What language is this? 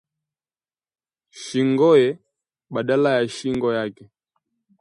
Swahili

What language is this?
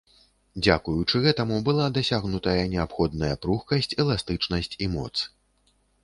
Belarusian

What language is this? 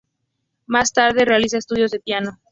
Spanish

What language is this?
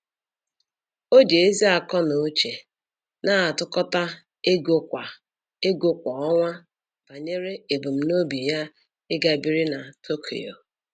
Igbo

